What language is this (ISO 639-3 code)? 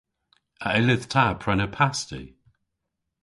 cor